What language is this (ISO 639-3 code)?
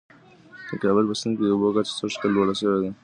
pus